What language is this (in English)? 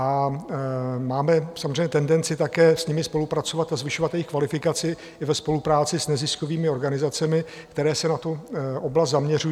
Czech